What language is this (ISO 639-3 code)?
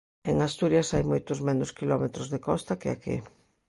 glg